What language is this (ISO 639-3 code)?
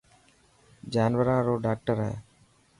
mki